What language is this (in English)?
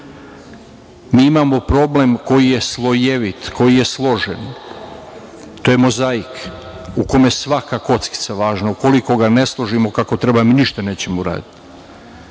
Serbian